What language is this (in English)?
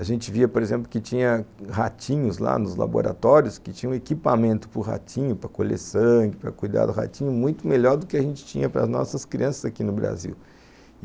Portuguese